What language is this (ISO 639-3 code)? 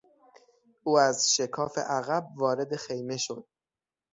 fas